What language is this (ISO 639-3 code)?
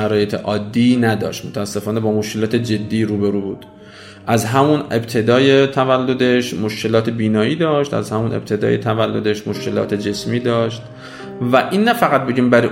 fas